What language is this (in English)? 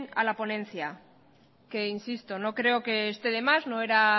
Spanish